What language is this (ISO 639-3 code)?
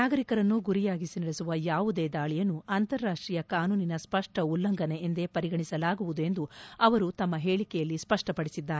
kan